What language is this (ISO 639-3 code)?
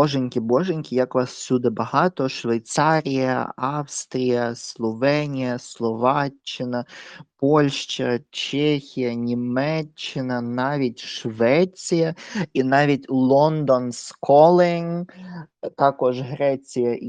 ukr